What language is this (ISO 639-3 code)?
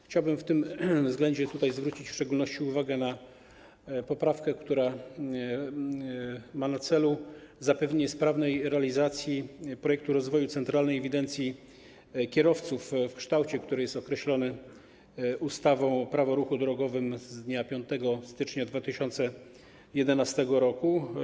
pol